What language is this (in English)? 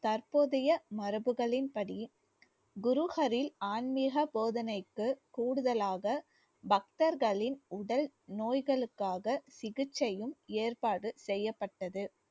Tamil